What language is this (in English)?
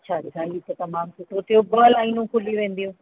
Sindhi